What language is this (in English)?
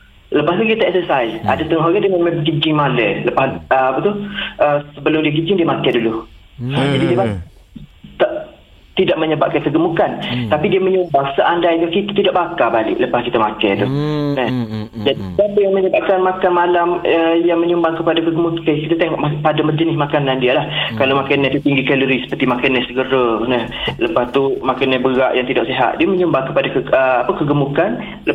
Malay